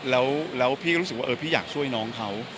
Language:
Thai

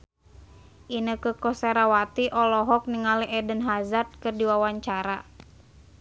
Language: Sundanese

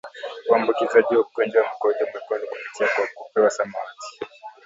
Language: Swahili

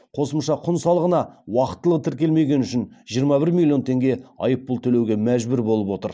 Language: Kazakh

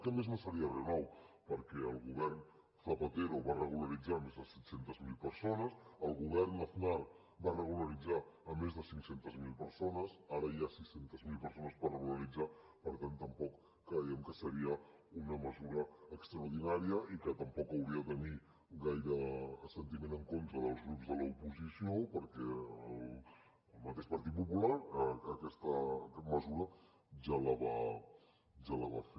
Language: Catalan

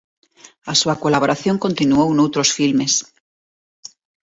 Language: Galician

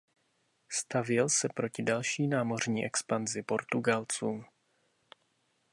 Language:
Czech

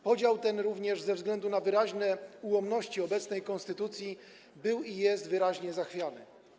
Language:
Polish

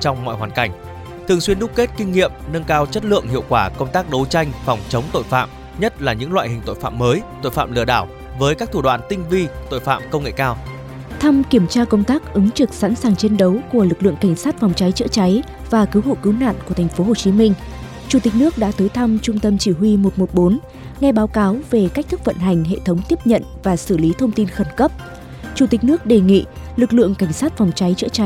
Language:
Vietnamese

